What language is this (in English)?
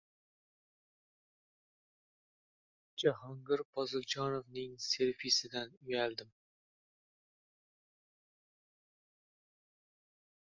Uzbek